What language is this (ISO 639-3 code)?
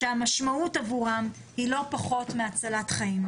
heb